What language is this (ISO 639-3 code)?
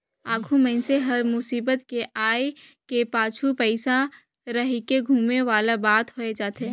hne